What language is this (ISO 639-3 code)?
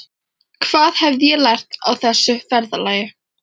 isl